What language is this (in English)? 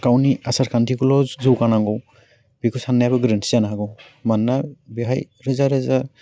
Bodo